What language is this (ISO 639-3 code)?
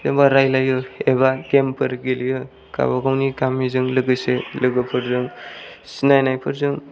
brx